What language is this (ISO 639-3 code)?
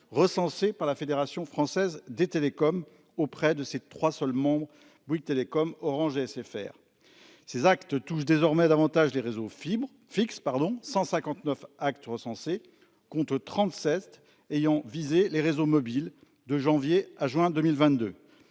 fra